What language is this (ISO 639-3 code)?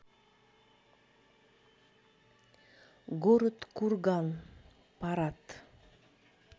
rus